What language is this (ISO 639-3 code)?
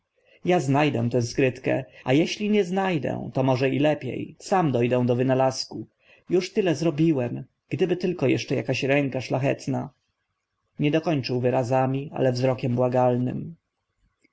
pol